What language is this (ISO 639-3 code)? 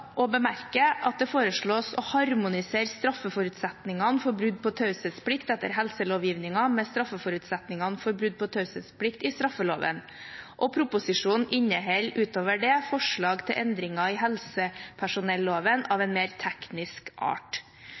nob